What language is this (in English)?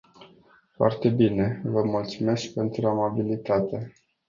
Romanian